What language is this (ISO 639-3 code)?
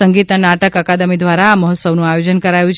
guj